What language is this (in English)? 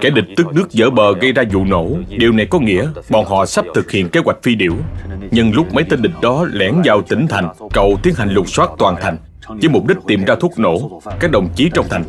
Vietnamese